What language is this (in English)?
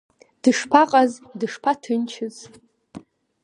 Abkhazian